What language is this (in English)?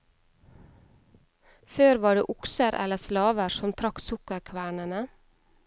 Norwegian